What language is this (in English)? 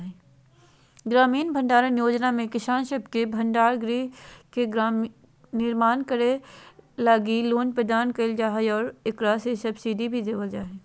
Magahi